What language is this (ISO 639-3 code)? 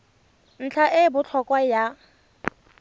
tsn